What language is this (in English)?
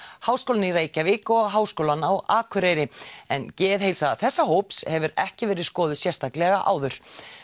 Icelandic